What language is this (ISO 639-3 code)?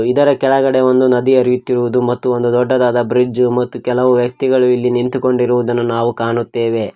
kan